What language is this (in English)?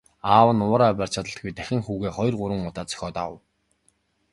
Mongolian